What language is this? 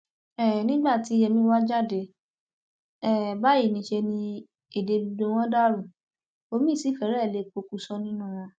Yoruba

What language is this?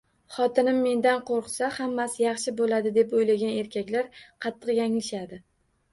Uzbek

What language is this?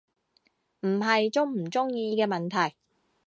Cantonese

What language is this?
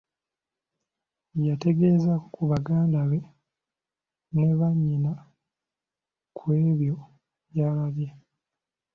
Ganda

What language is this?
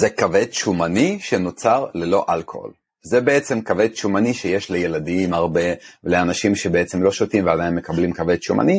Hebrew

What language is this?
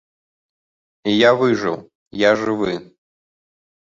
Belarusian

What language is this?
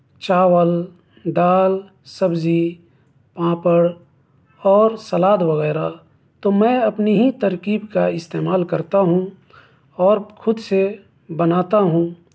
Urdu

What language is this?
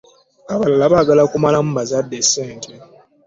Ganda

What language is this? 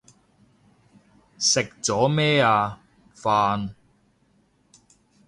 Cantonese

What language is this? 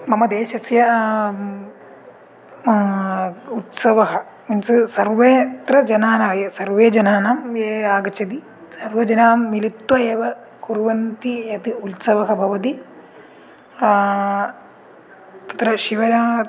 Sanskrit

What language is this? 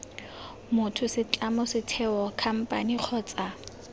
Tswana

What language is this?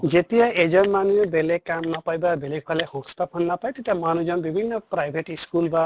Assamese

